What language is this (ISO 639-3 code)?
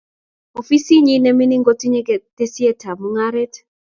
kln